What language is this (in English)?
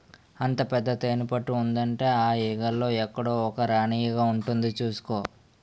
Telugu